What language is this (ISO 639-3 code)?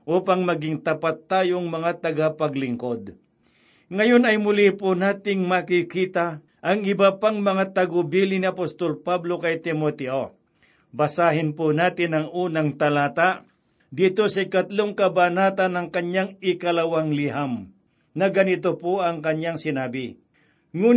fil